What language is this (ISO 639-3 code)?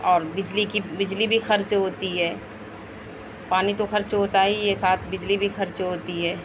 urd